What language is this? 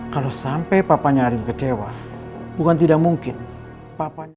Indonesian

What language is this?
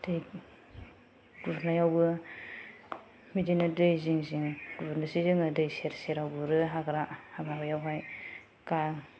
Bodo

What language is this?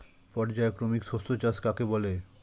Bangla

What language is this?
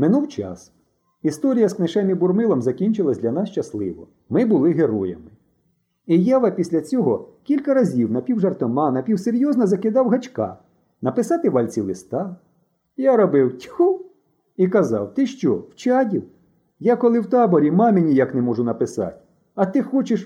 Ukrainian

